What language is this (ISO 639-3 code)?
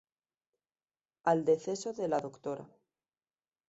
spa